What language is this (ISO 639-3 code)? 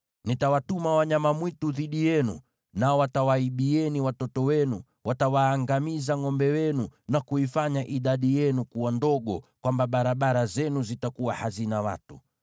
swa